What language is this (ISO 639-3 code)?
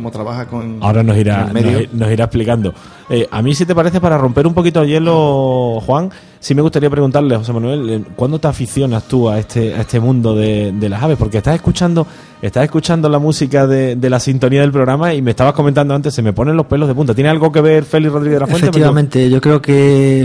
spa